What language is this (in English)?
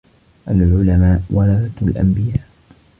Arabic